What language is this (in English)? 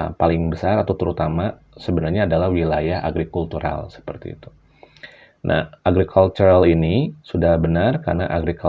Indonesian